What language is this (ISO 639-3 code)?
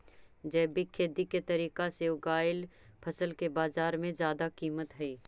mag